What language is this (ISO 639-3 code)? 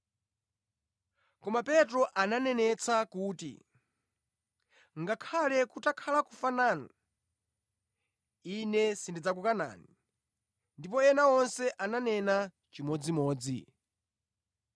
nya